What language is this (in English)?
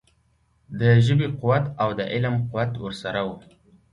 Pashto